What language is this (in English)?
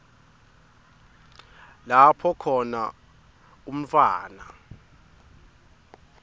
Swati